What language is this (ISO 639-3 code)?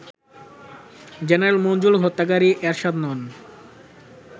ben